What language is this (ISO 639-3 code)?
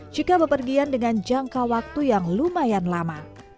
ind